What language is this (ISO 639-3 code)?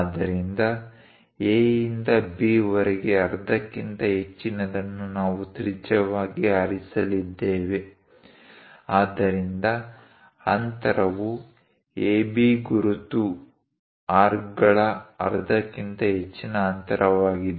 kan